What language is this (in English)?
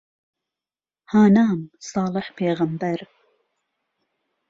Central Kurdish